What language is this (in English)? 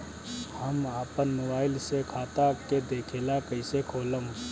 Bhojpuri